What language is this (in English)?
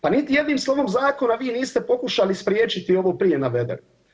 Croatian